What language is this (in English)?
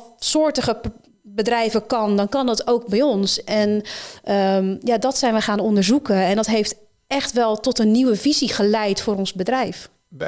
Dutch